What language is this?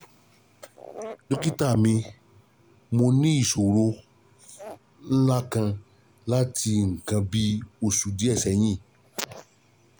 Yoruba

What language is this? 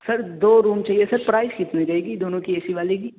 Urdu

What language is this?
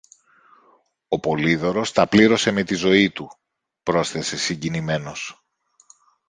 Greek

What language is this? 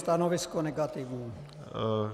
Czech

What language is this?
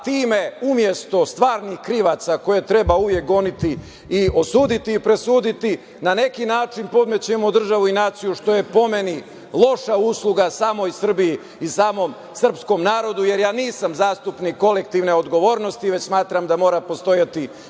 Serbian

